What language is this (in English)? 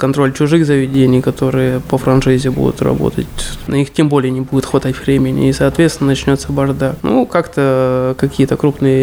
Russian